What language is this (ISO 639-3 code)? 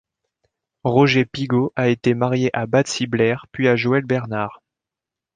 fra